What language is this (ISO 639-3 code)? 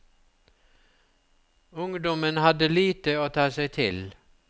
nor